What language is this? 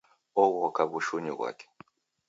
Taita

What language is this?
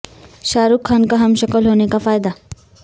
Urdu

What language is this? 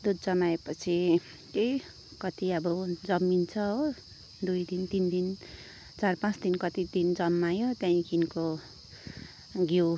Nepali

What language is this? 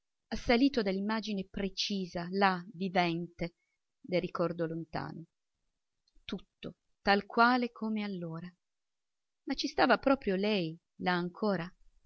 Italian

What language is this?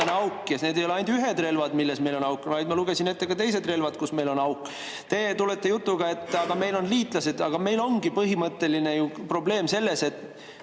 Estonian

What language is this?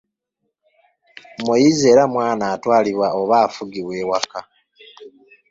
Ganda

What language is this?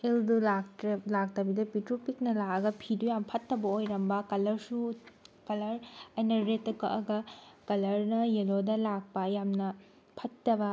Manipuri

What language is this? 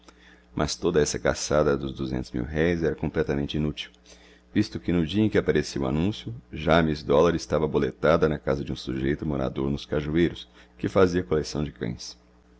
Portuguese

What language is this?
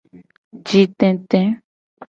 Gen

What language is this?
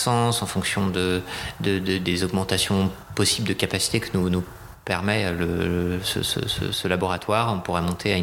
French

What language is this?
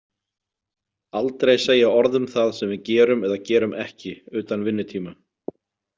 Icelandic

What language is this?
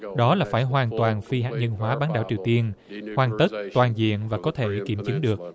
Vietnamese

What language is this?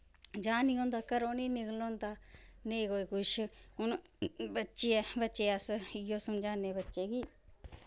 Dogri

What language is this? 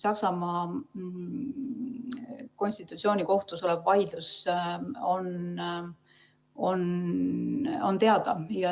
Estonian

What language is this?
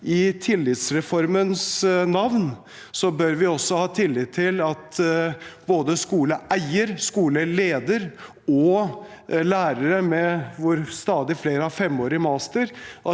Norwegian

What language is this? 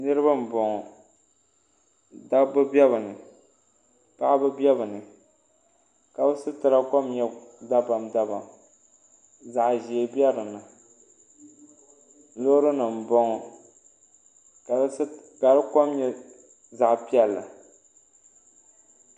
Dagbani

